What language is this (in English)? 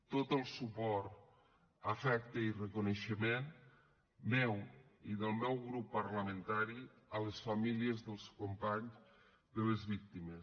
Catalan